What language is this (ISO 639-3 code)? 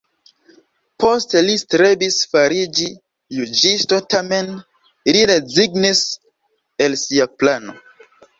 epo